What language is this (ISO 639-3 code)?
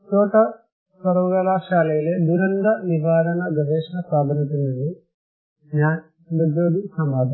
mal